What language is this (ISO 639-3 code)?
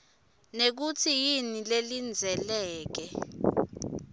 ssw